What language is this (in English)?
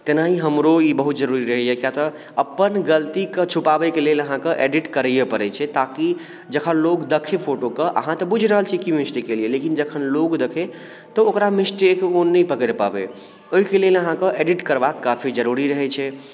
Maithili